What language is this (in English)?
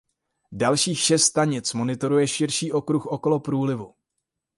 Czech